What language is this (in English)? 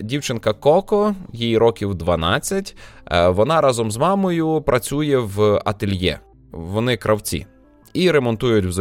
Ukrainian